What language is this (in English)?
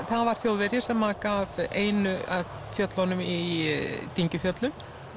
Icelandic